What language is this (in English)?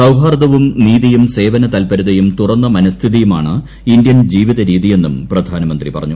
Malayalam